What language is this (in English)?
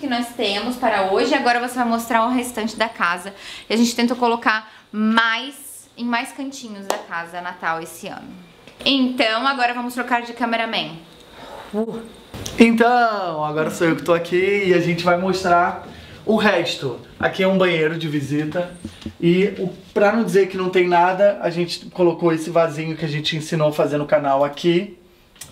Portuguese